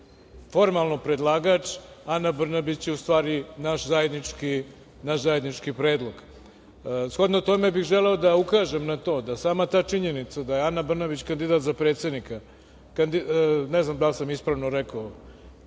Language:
Serbian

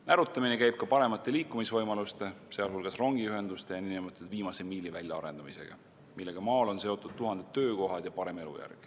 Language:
Estonian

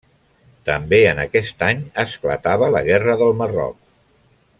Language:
Catalan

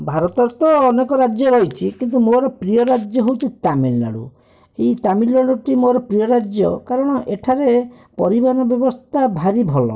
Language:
Odia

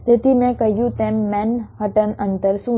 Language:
Gujarati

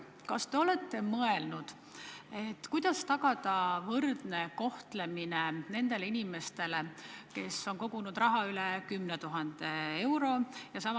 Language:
Estonian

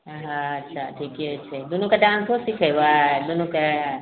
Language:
Maithili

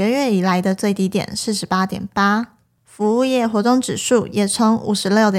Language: Chinese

